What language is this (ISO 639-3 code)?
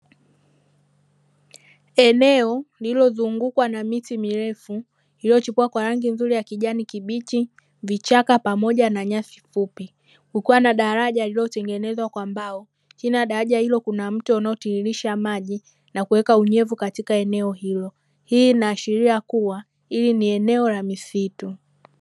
swa